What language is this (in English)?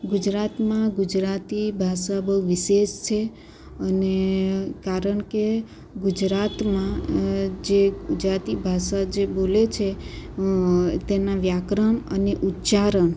Gujarati